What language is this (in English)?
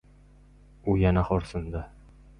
Uzbek